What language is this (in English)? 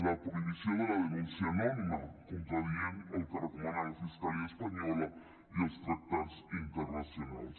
Catalan